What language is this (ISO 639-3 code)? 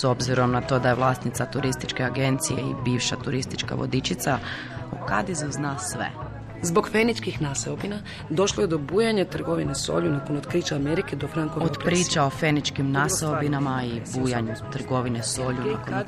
hrv